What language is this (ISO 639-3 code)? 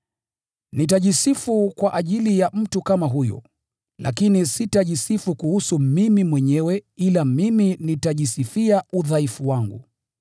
swa